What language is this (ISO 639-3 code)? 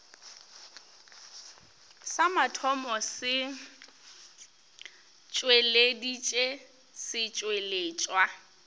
nso